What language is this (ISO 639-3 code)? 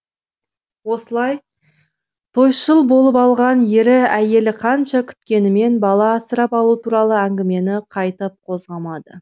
kaz